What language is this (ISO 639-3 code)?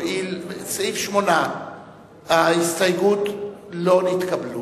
heb